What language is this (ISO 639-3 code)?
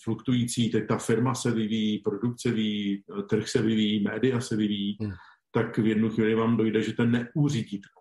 ces